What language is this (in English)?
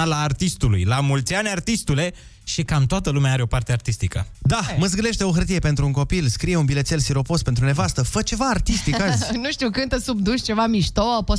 Romanian